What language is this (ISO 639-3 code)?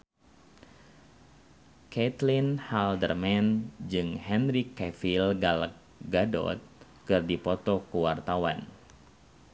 sun